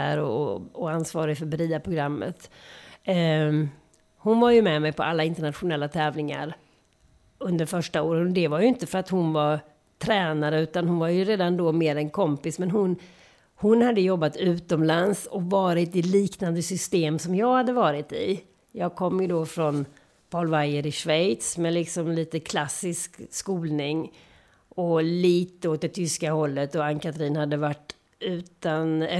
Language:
Swedish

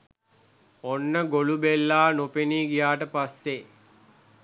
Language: Sinhala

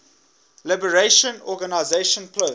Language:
English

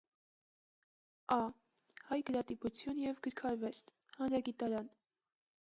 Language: Armenian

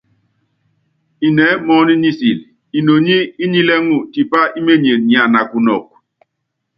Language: Yangben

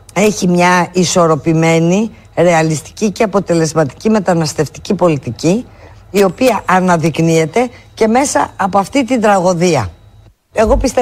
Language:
Greek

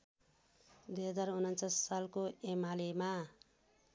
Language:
Nepali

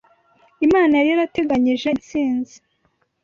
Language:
Kinyarwanda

